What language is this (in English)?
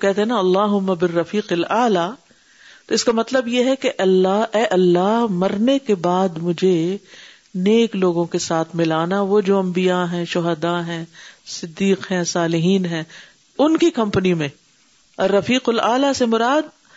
Urdu